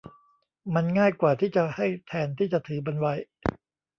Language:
Thai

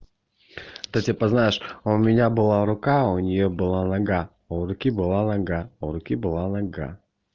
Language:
Russian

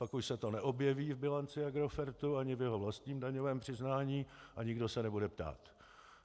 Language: Czech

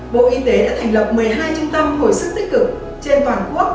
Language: Vietnamese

